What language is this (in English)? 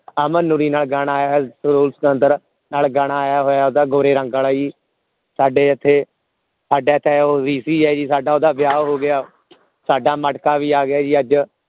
Punjabi